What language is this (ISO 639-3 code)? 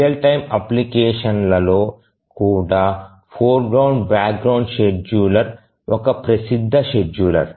tel